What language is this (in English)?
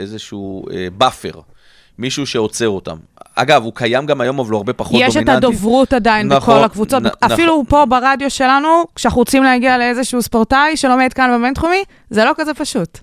Hebrew